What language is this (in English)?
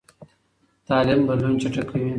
Pashto